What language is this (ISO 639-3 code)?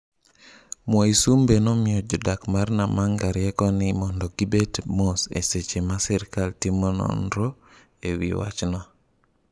luo